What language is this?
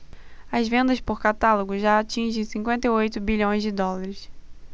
Portuguese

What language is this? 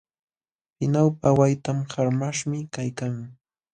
Jauja Wanca Quechua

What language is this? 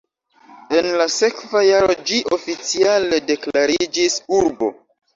Esperanto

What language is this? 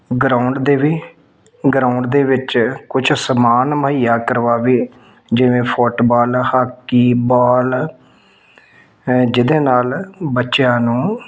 Punjabi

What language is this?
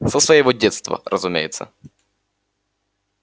Russian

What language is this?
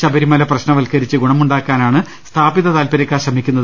Malayalam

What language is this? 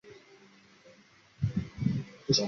Chinese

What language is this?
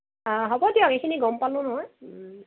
Assamese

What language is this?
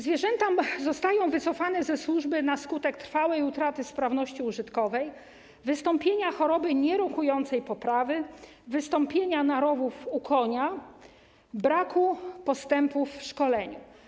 Polish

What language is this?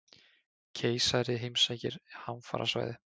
Icelandic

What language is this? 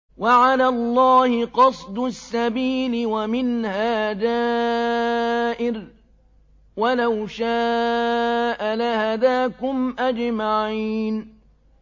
Arabic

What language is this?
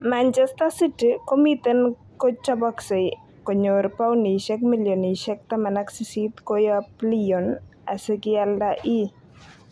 Kalenjin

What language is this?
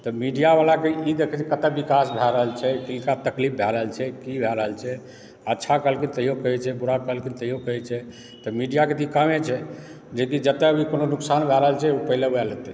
Maithili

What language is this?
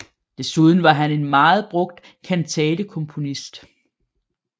Danish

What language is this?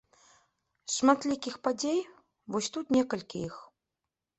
Belarusian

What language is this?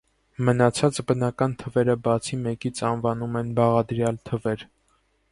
Armenian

